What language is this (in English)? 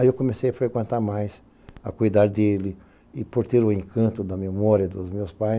Portuguese